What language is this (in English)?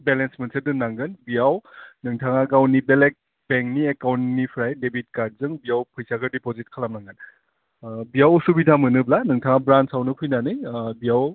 Bodo